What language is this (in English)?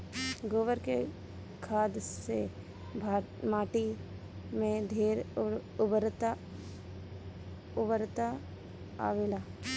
Bhojpuri